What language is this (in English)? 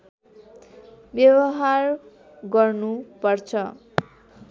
Nepali